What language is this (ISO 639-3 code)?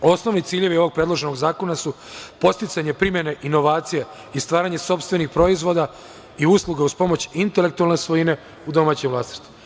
srp